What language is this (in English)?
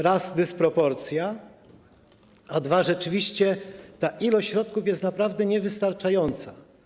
Polish